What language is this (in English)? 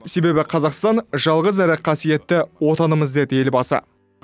Kazakh